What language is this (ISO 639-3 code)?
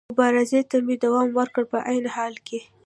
pus